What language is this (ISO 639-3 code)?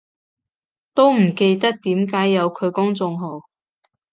yue